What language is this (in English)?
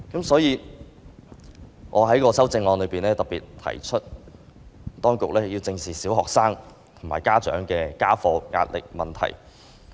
Cantonese